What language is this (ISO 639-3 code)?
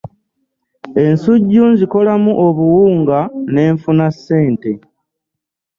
lug